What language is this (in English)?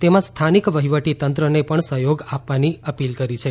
Gujarati